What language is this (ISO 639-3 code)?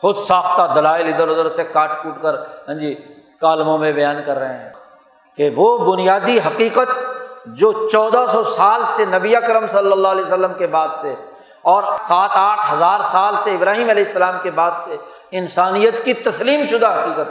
urd